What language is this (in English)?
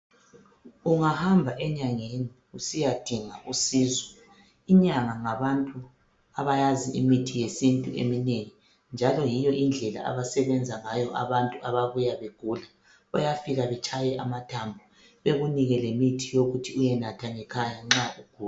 North Ndebele